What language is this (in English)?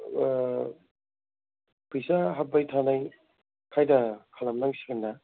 Bodo